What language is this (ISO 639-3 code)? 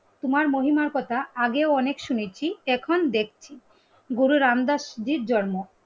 ben